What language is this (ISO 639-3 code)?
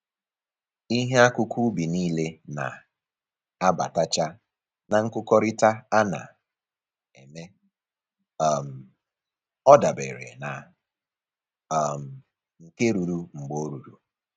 ibo